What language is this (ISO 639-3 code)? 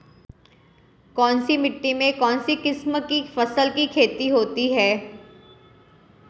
hin